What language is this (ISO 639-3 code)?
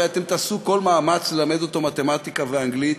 heb